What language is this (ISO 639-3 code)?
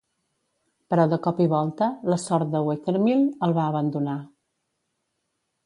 cat